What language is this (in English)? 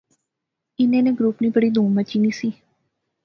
Pahari-Potwari